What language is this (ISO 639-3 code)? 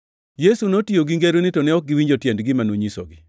luo